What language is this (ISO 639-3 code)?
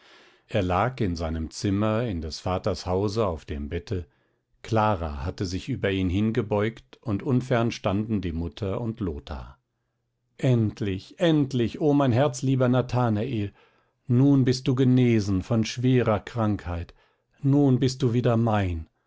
deu